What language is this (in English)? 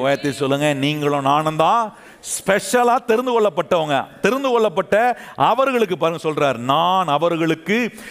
Tamil